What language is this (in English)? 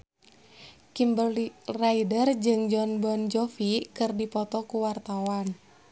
Sundanese